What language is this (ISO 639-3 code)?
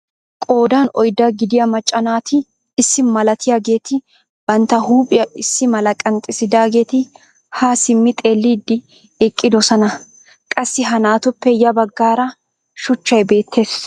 wal